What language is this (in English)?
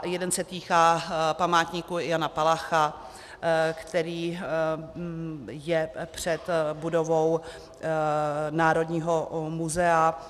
Czech